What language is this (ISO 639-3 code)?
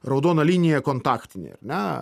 lit